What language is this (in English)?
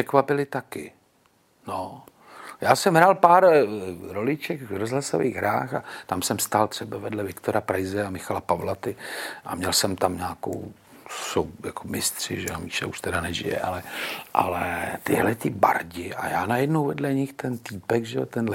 Czech